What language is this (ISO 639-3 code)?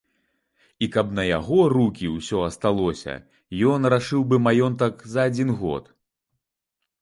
bel